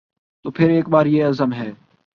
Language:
Urdu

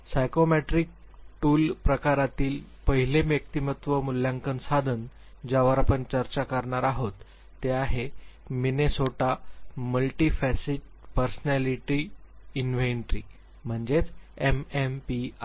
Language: Marathi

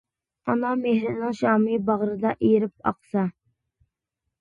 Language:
Uyghur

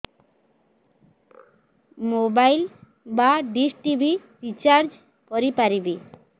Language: Odia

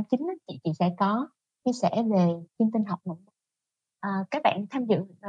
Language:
Vietnamese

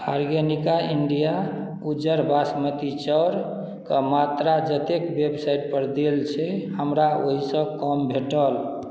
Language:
Maithili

